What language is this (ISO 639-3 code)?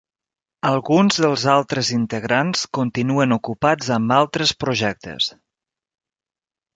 cat